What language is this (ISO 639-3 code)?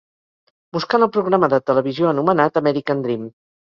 cat